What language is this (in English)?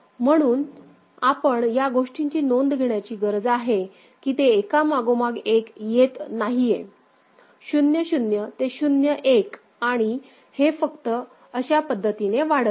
Marathi